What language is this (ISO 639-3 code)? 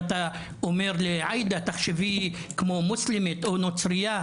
heb